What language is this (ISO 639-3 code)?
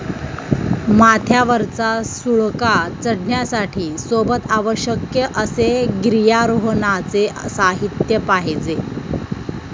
mar